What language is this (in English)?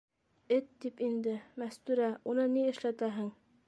Bashkir